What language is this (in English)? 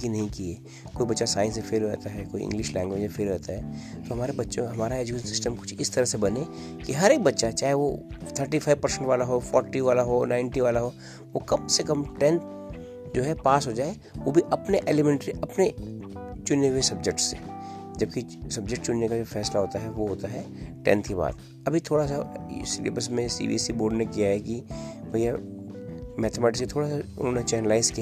Hindi